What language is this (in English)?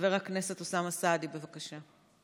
Hebrew